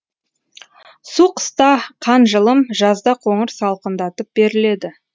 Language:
Kazakh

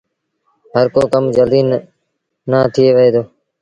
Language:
Sindhi Bhil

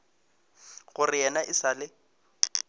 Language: Northern Sotho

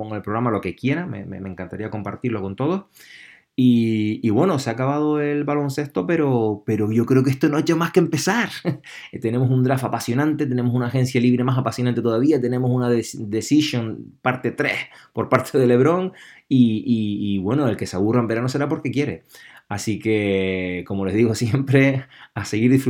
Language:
Spanish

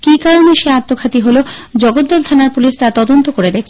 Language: Bangla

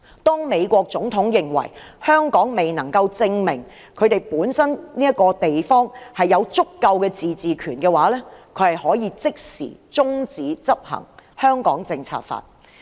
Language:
Cantonese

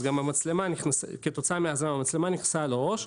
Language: Hebrew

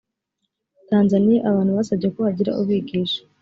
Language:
Kinyarwanda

